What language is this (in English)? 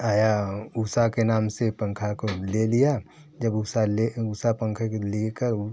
Hindi